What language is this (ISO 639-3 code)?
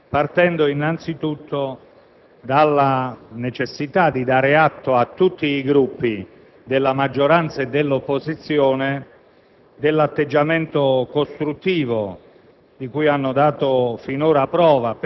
ita